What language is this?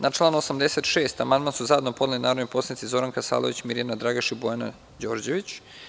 Serbian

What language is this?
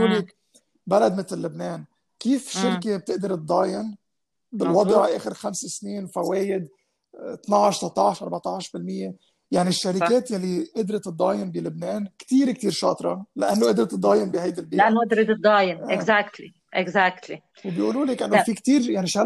Arabic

